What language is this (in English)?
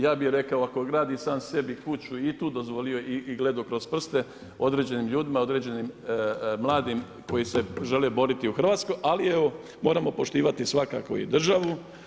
Croatian